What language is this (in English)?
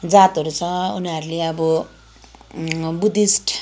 Nepali